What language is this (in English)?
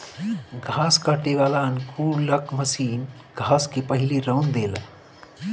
Bhojpuri